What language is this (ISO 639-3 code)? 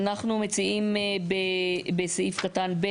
heb